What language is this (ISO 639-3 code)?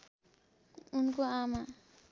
nep